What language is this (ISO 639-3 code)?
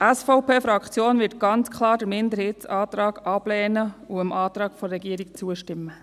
gsw